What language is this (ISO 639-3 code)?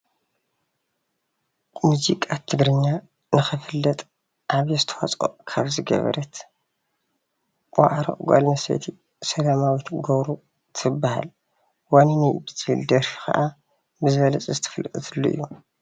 tir